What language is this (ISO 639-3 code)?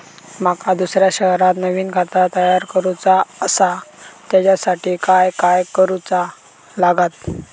mar